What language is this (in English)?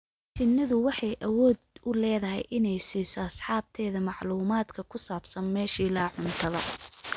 Somali